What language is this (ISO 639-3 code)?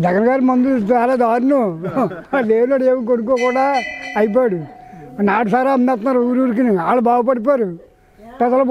ara